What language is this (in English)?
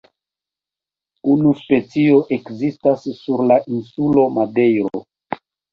Esperanto